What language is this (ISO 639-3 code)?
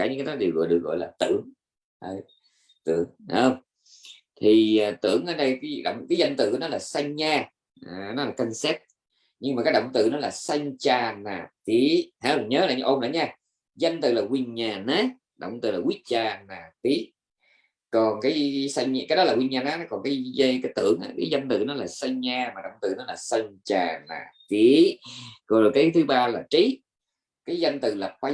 vie